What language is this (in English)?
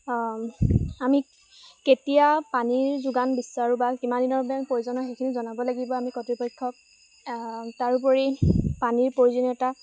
Assamese